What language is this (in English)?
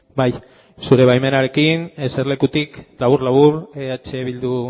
Basque